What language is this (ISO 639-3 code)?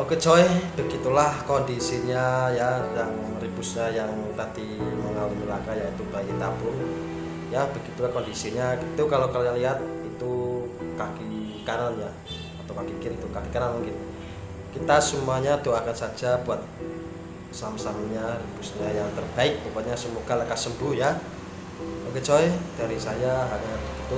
ind